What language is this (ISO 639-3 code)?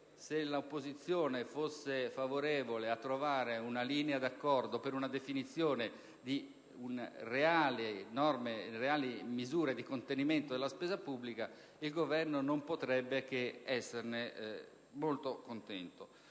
ita